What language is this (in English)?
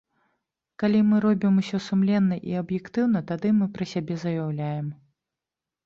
Belarusian